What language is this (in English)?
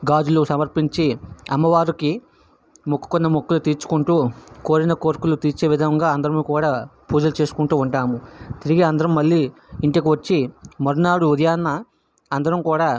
Telugu